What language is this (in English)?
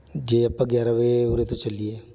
Punjabi